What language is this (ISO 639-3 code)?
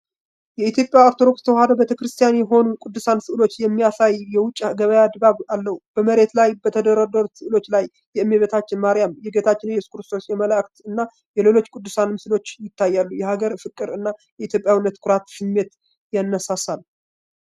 tir